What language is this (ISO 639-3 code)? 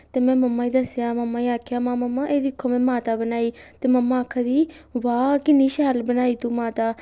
doi